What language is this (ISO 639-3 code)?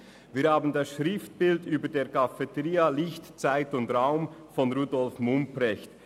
gsw